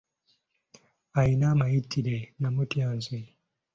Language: Ganda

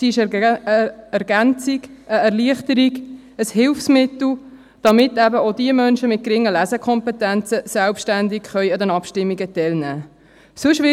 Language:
Swiss German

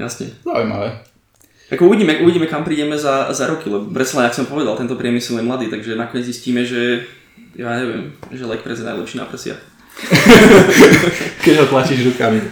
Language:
Slovak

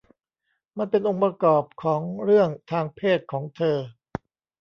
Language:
Thai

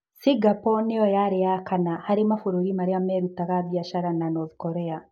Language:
Kikuyu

